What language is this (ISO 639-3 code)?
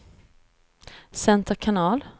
swe